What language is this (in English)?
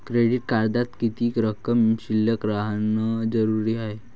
Marathi